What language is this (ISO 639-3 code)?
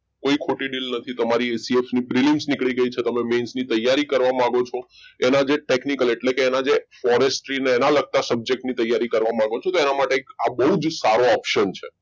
guj